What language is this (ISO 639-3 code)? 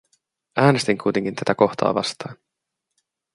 fin